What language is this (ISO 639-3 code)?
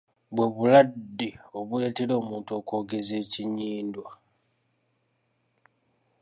lug